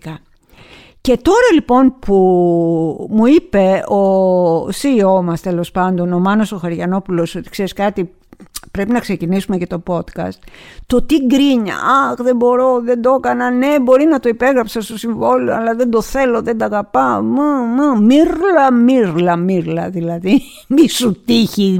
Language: Greek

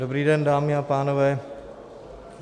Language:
Czech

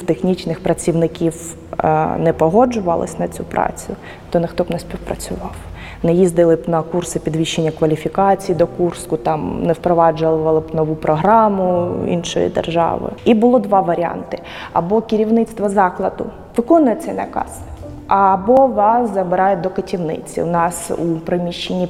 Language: Ukrainian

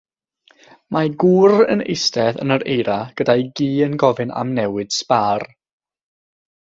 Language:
Welsh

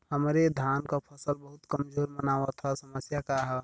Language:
Bhojpuri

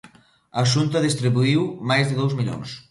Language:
Galician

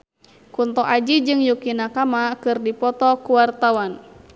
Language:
Sundanese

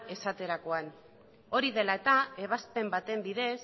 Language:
Basque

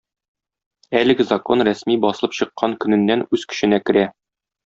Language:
Tatar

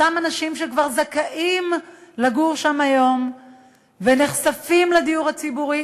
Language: Hebrew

